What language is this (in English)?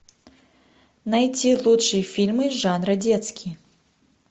Russian